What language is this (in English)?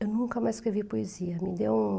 Portuguese